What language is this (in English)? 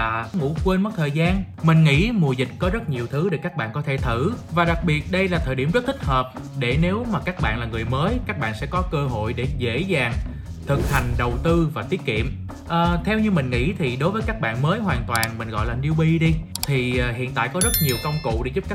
Vietnamese